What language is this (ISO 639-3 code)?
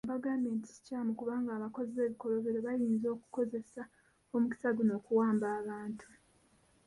lug